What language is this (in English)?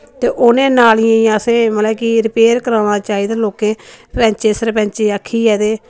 Dogri